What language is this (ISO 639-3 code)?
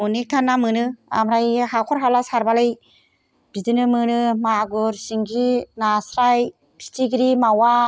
brx